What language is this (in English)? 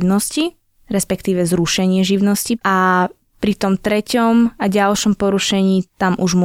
Slovak